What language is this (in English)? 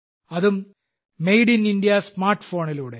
Malayalam